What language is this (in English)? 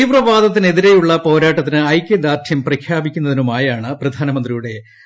Malayalam